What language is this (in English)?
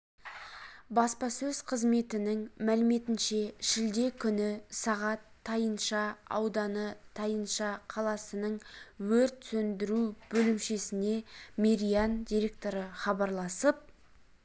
Kazakh